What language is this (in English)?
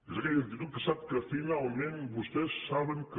Catalan